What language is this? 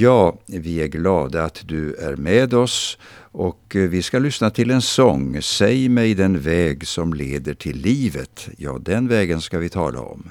Swedish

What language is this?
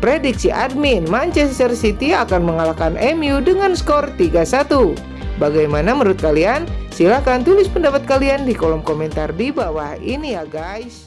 Indonesian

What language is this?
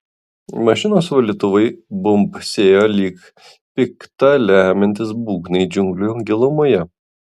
Lithuanian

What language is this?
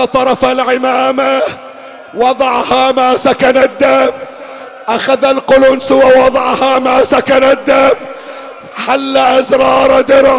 Arabic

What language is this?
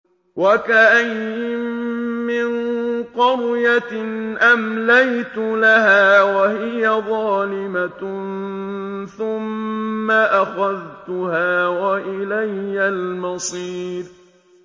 Arabic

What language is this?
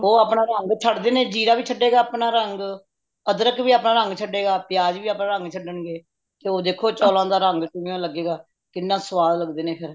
Punjabi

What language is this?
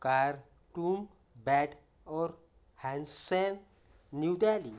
Marathi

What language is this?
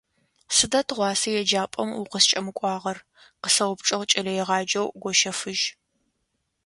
Adyghe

